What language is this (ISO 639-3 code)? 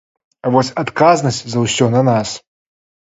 bel